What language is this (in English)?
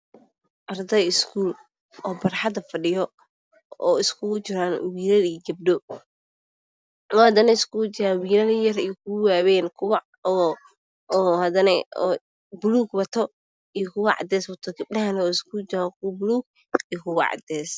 Somali